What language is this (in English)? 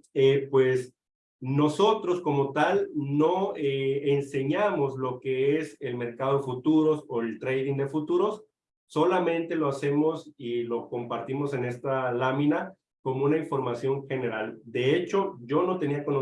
Spanish